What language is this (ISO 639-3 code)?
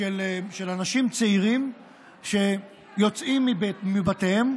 heb